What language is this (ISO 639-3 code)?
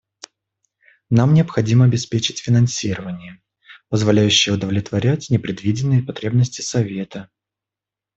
rus